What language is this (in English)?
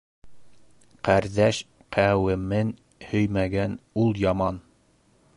Bashkir